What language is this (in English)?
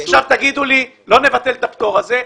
Hebrew